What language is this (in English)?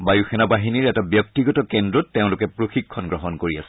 Assamese